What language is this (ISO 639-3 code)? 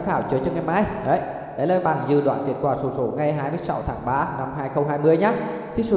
vie